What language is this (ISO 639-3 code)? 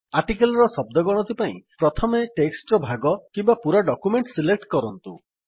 ori